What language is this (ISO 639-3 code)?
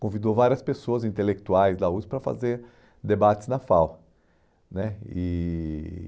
por